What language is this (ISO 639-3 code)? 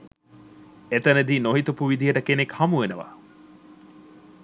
sin